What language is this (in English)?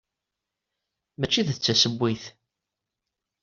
Kabyle